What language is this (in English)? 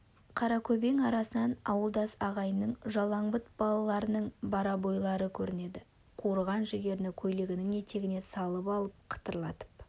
Kazakh